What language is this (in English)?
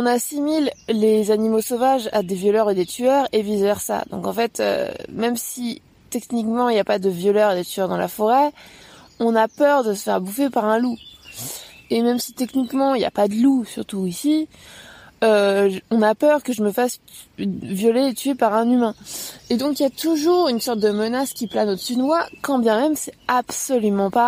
French